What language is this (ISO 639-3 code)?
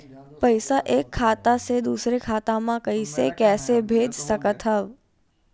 hne